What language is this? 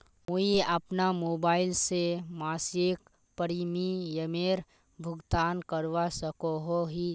Magahi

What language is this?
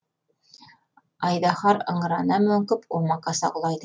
Kazakh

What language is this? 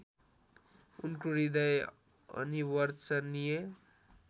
Nepali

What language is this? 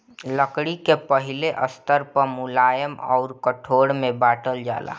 Bhojpuri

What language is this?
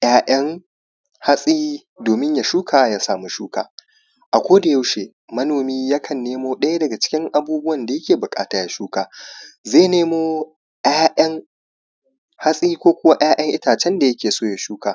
Hausa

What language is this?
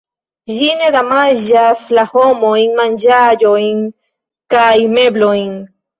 Esperanto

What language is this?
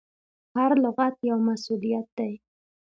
Pashto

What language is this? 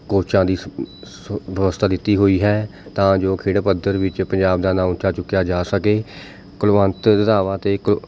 Punjabi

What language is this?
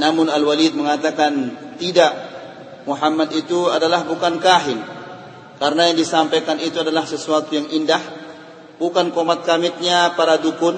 Indonesian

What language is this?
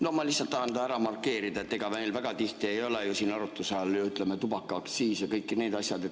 Estonian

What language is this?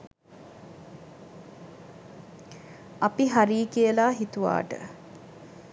Sinhala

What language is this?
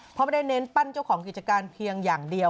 Thai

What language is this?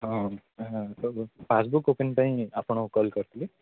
Odia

